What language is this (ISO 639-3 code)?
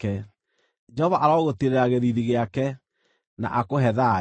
kik